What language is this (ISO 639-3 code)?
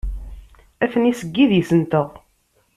kab